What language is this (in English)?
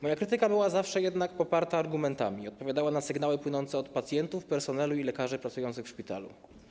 Polish